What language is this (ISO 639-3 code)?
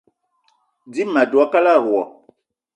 eto